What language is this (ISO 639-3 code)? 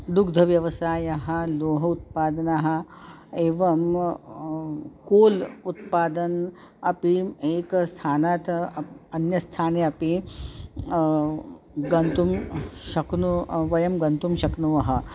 san